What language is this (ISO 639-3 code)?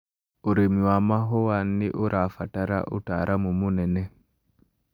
kik